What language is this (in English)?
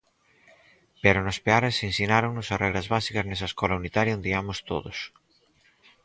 Galician